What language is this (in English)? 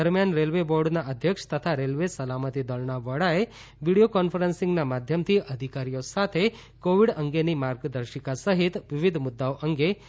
Gujarati